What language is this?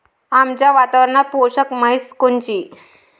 Marathi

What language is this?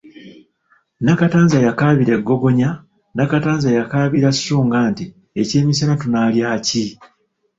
Ganda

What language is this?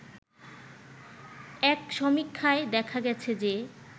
Bangla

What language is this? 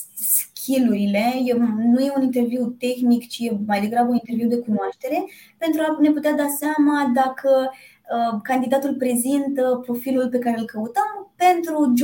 Romanian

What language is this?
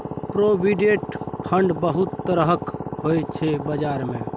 Maithili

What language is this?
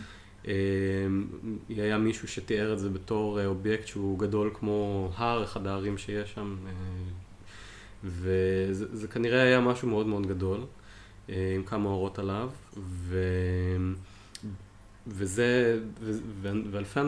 Hebrew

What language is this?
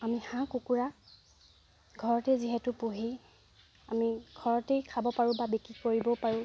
Assamese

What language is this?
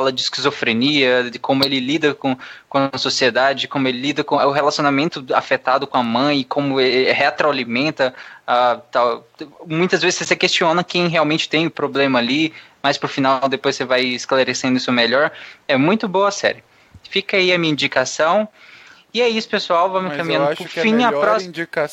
Portuguese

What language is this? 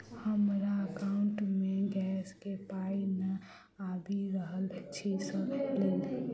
Maithili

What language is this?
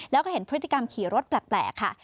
Thai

